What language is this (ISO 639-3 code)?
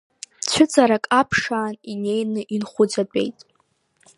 abk